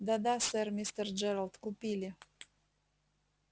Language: Russian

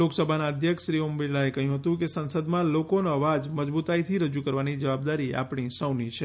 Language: Gujarati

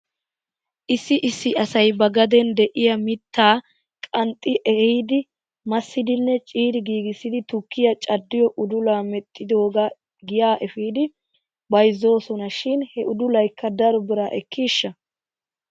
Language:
Wolaytta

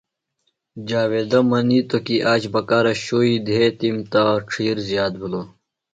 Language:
Phalura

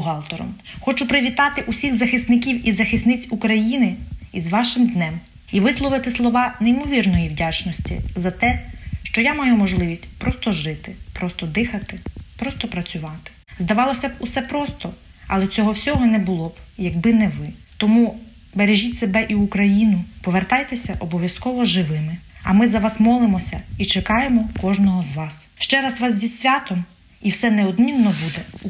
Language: Ukrainian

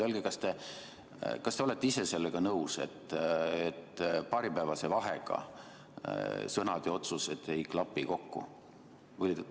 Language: Estonian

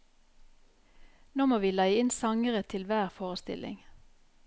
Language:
Norwegian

